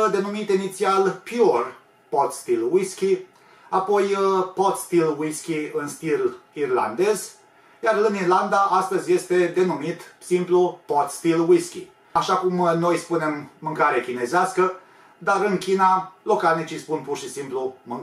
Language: Romanian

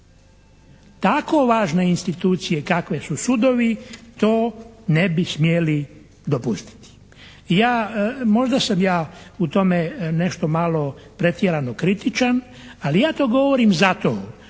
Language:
Croatian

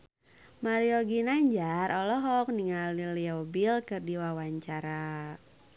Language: Sundanese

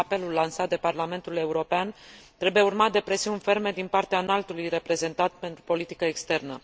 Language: Romanian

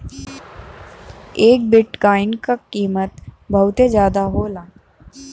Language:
Bhojpuri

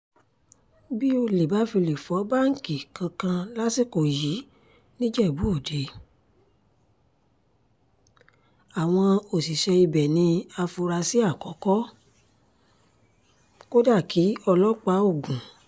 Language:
Yoruba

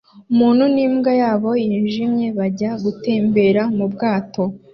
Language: Kinyarwanda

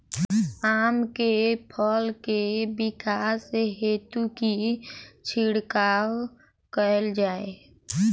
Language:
Maithili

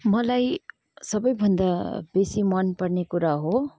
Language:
Nepali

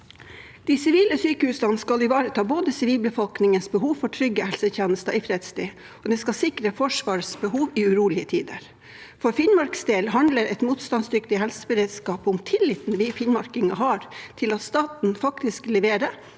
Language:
Norwegian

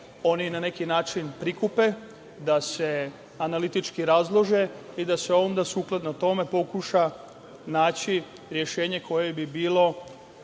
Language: Serbian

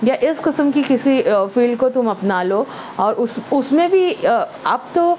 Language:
Urdu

